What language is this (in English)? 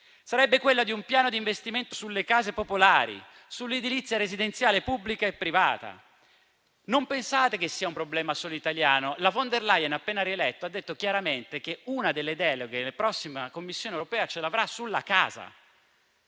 Italian